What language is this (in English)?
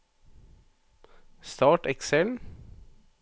Norwegian